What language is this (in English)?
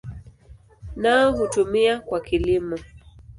Swahili